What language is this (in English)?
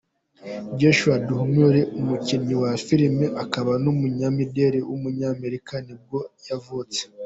Kinyarwanda